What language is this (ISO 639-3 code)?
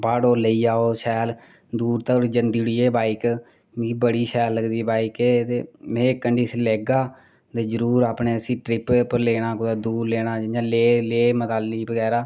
doi